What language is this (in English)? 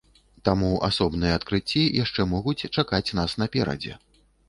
Belarusian